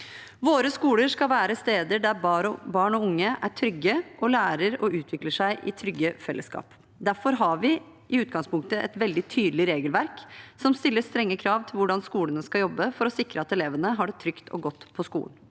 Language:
Norwegian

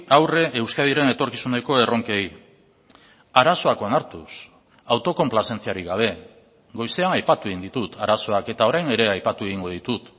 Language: Basque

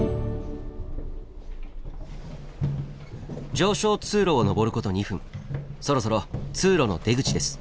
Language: Japanese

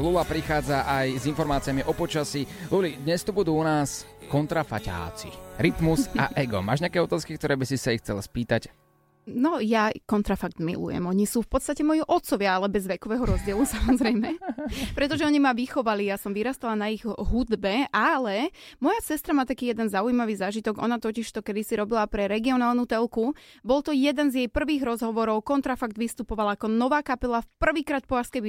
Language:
Slovak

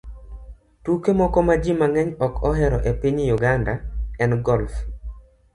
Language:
Luo (Kenya and Tanzania)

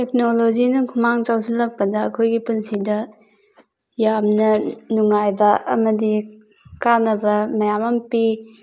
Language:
Manipuri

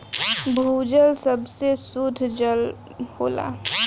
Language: Bhojpuri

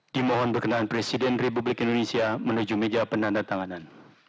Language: Indonesian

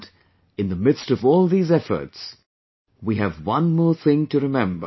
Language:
English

